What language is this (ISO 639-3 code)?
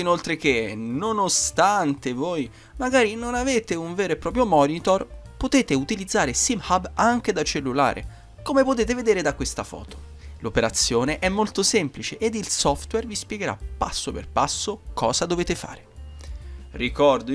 ita